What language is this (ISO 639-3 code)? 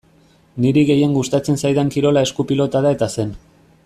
eus